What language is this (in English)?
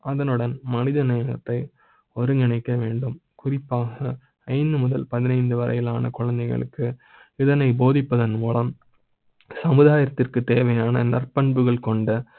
Tamil